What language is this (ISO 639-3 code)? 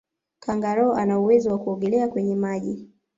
swa